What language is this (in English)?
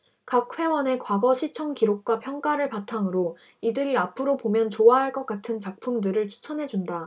Korean